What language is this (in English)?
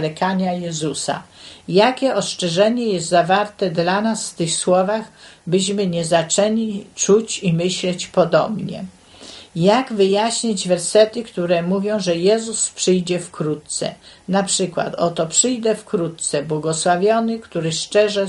Polish